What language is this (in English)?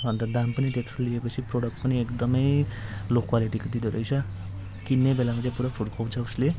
Nepali